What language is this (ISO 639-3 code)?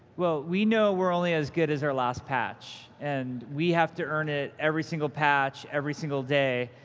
eng